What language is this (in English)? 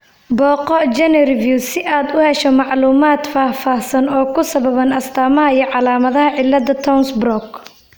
Somali